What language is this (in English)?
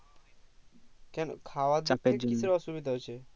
Bangla